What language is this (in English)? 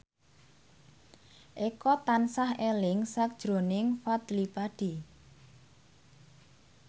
Javanese